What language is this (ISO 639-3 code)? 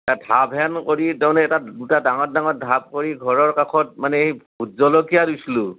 asm